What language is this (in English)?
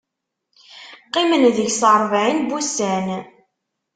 Kabyle